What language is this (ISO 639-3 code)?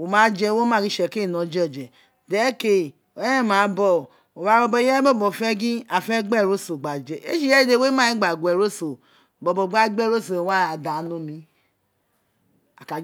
its